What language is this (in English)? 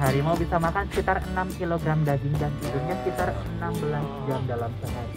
Indonesian